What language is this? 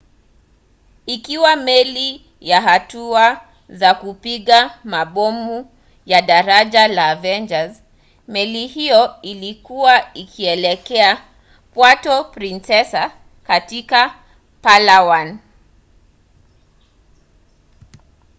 Swahili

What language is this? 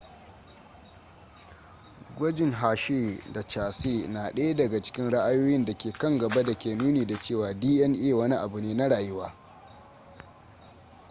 Hausa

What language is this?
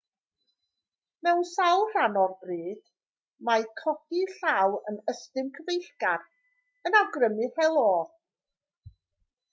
Welsh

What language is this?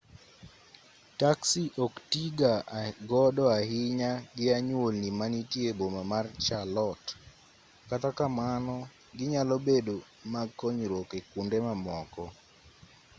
Luo (Kenya and Tanzania)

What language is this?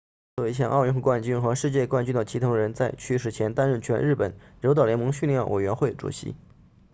Chinese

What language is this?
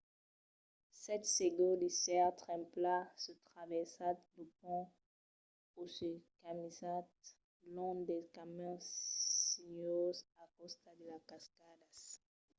Occitan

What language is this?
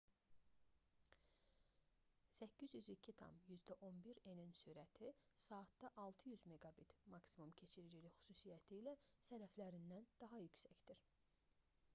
Azerbaijani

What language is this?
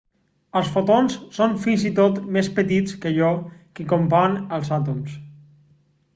Catalan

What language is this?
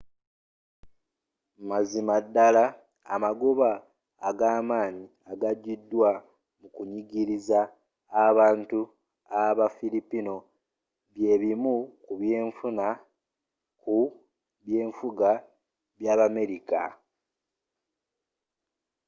Ganda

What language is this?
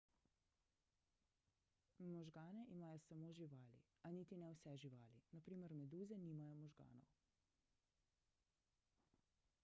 Slovenian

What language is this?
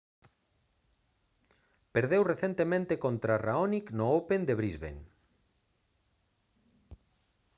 Galician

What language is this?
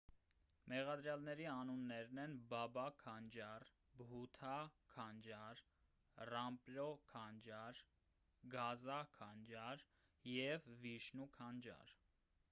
Armenian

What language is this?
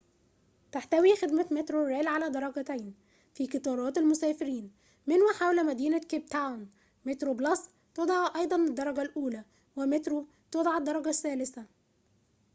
Arabic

